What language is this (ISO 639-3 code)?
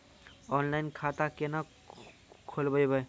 mai